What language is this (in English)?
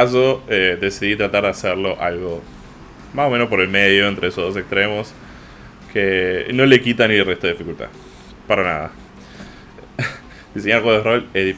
Spanish